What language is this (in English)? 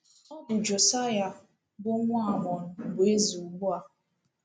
Igbo